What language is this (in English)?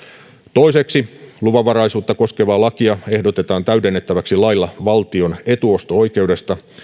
Finnish